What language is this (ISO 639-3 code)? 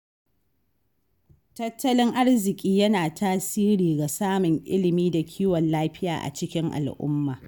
hau